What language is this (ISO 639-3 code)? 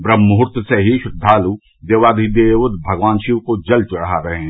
hin